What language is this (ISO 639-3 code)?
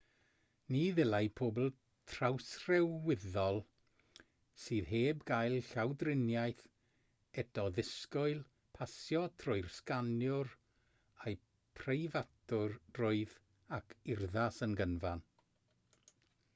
cym